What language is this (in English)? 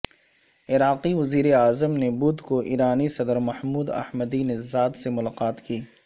Urdu